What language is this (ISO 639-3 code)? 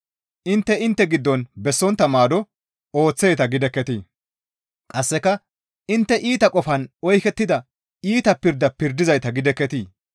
gmv